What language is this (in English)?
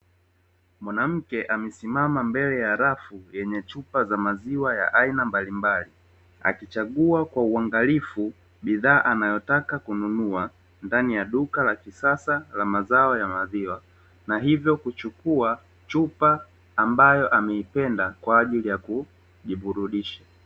Swahili